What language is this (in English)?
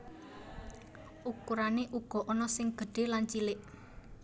Javanese